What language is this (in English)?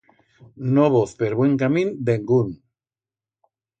Aragonese